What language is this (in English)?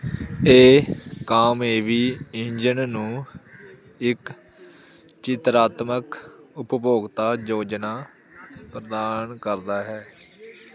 Punjabi